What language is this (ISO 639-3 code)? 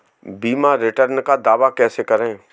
hin